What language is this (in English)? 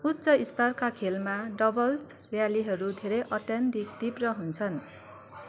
Nepali